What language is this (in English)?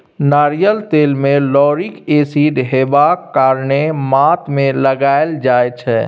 Maithili